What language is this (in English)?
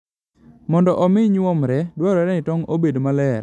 Luo (Kenya and Tanzania)